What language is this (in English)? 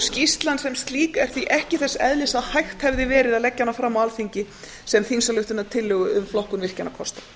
Icelandic